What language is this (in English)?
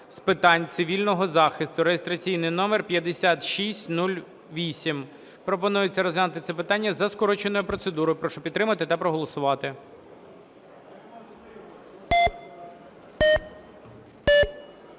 Ukrainian